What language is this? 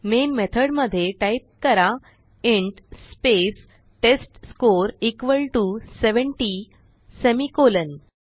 Marathi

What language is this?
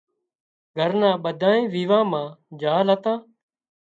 Wadiyara Koli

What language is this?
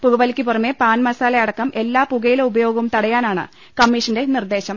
Malayalam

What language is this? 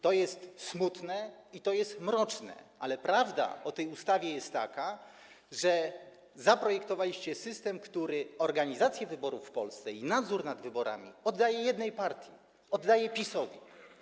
Polish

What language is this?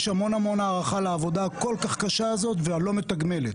Hebrew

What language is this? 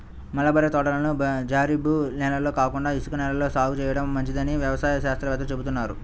Telugu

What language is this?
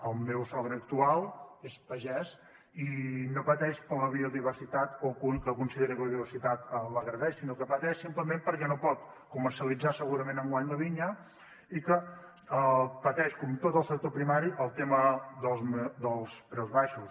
Catalan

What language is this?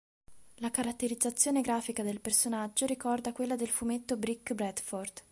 Italian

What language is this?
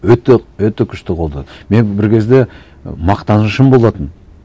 Kazakh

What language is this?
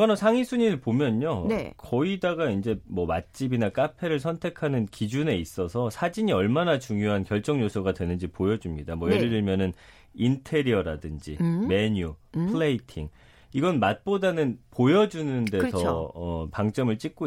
Korean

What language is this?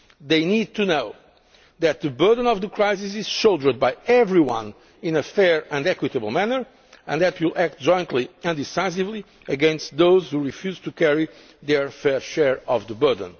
English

